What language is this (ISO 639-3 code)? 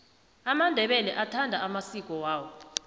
nbl